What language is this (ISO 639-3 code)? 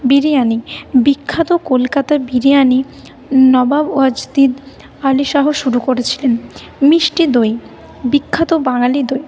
ben